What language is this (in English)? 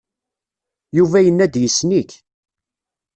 Kabyle